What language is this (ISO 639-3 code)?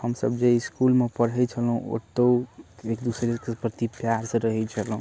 mai